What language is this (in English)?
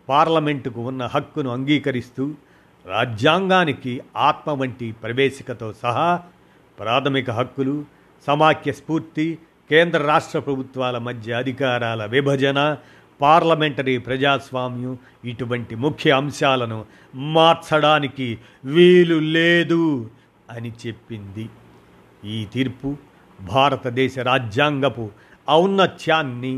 Telugu